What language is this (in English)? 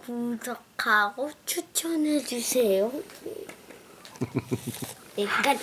Korean